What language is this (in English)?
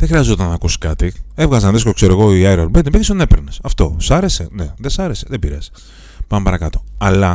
Greek